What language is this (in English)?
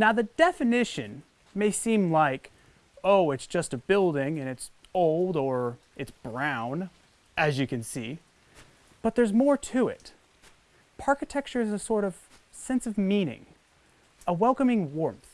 English